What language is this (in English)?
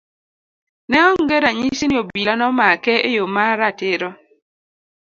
Luo (Kenya and Tanzania)